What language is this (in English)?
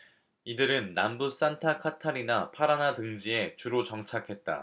Korean